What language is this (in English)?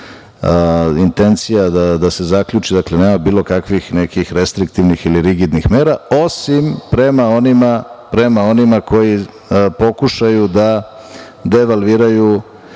Serbian